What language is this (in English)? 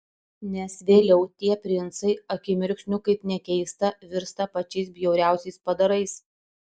Lithuanian